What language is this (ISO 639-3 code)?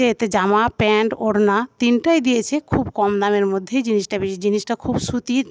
ben